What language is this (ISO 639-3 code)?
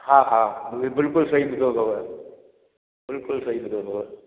snd